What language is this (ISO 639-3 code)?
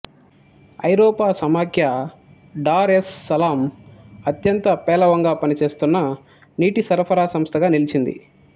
tel